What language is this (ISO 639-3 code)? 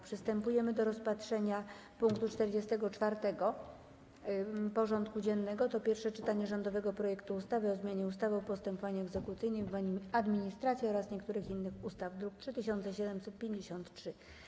pol